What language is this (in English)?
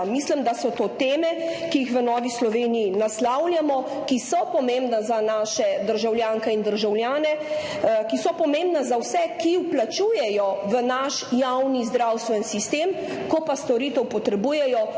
Slovenian